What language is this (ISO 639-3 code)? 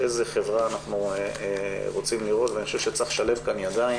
heb